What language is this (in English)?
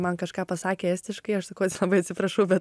Lithuanian